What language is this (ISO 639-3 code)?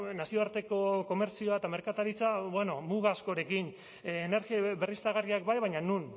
eus